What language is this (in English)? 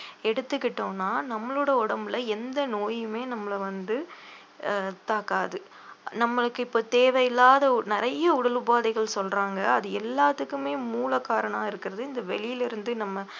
Tamil